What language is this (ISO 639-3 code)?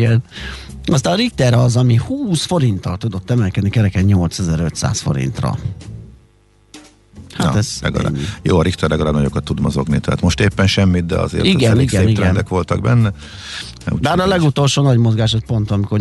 hun